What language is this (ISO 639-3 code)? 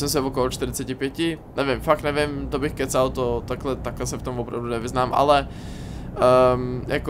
ces